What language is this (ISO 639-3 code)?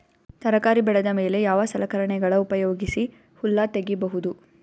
kan